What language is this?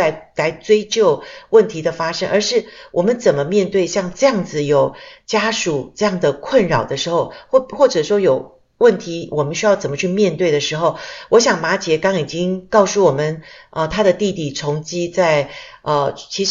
Chinese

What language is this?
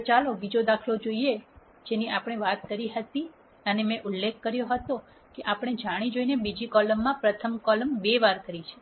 Gujarati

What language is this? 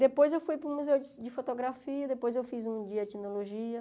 Portuguese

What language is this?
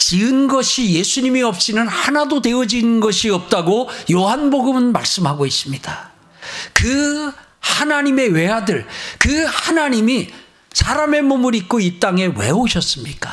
Korean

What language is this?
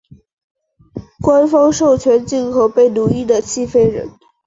Chinese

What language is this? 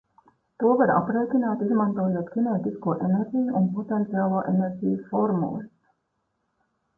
Latvian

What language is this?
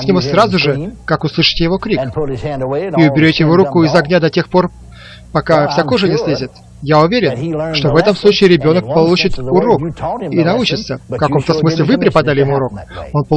Russian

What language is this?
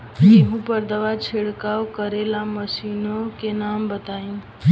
Bhojpuri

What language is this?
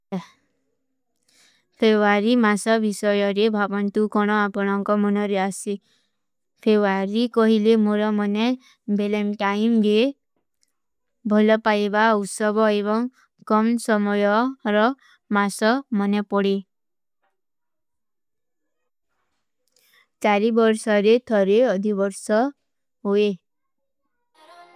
Kui (India)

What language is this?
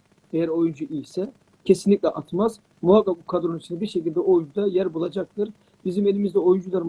Turkish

